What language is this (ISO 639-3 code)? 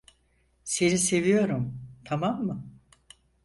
tur